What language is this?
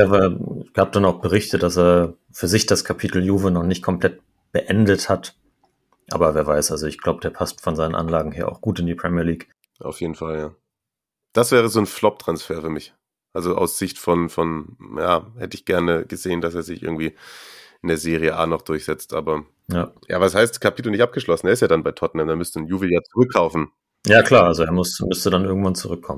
German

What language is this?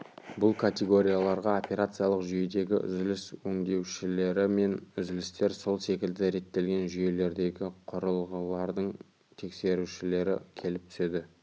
Kazakh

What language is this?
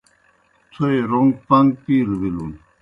Kohistani Shina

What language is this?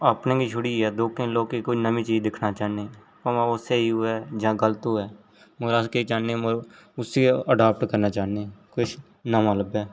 Dogri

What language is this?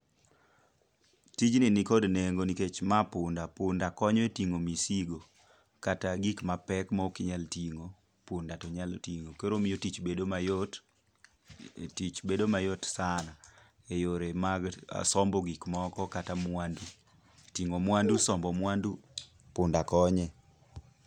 Luo (Kenya and Tanzania)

